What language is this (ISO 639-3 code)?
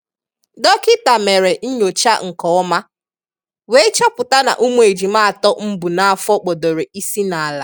ibo